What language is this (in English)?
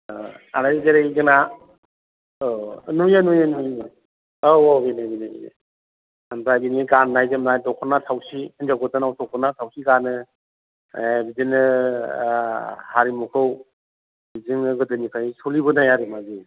Bodo